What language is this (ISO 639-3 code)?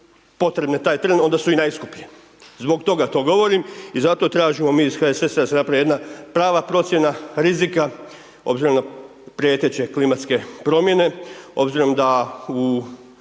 hrv